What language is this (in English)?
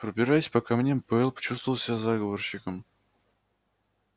Russian